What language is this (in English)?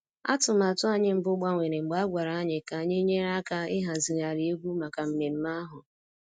Igbo